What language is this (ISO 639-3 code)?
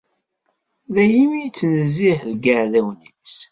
kab